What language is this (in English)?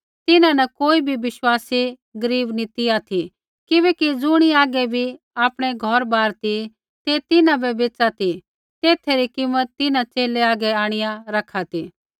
Kullu Pahari